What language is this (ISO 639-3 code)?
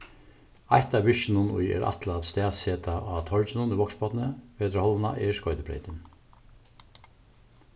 fao